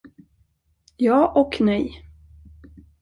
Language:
Swedish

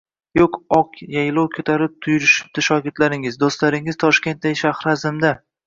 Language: Uzbek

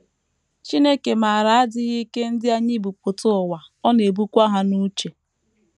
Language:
Igbo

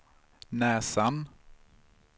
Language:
Swedish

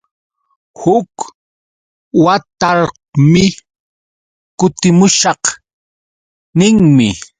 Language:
Yauyos Quechua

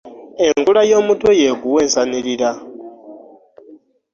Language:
Ganda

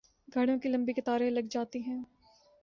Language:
Urdu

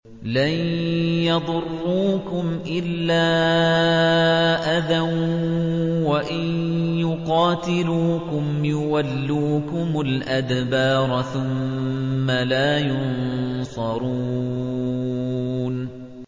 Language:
Arabic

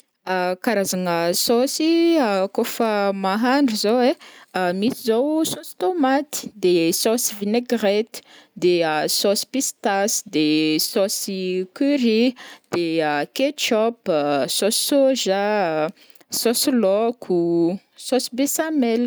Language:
Northern Betsimisaraka Malagasy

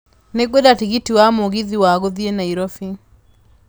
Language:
Kikuyu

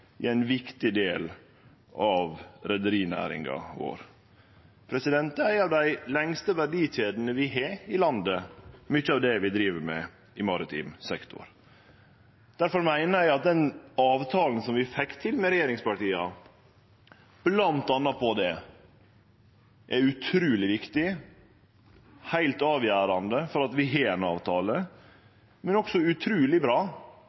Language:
Norwegian Nynorsk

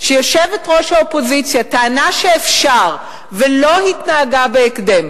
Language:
Hebrew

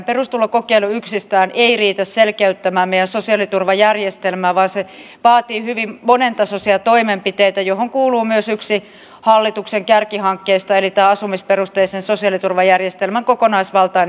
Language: Finnish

